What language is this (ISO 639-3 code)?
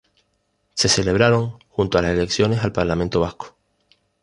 spa